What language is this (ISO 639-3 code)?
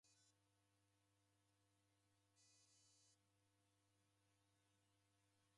dav